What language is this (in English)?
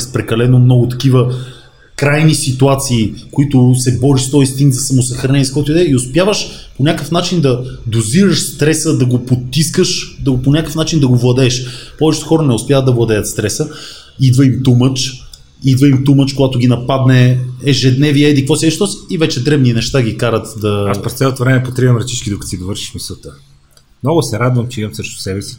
Bulgarian